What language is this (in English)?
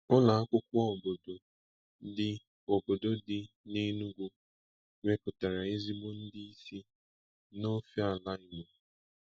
Igbo